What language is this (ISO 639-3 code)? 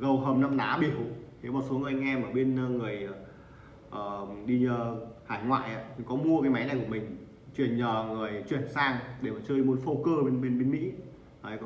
vie